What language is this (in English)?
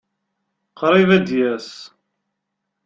Kabyle